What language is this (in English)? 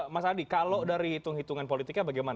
Indonesian